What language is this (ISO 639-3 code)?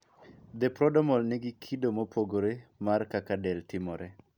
luo